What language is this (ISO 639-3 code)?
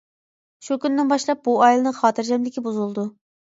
uig